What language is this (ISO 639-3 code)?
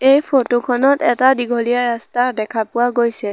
asm